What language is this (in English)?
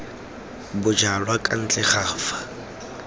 Tswana